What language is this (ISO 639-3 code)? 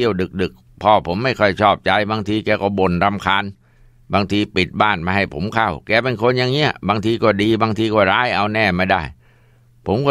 tha